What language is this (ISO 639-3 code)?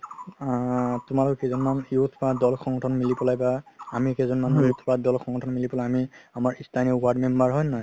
asm